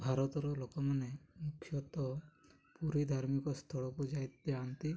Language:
Odia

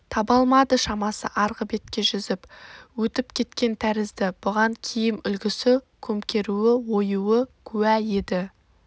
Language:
Kazakh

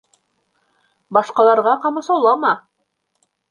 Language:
Bashkir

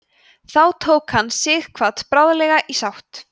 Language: Icelandic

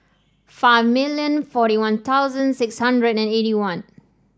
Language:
English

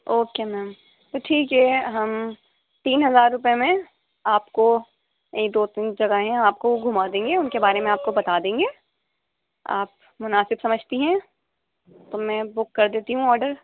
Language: Urdu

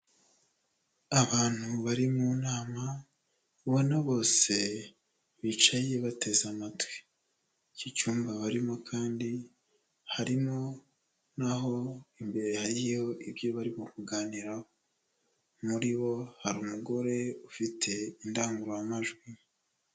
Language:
Kinyarwanda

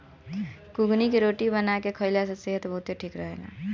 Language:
Bhojpuri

